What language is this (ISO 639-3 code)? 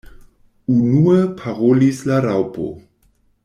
epo